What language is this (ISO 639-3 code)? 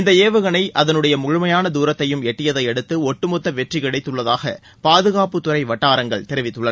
tam